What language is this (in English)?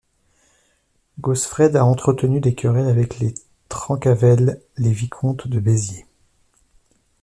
French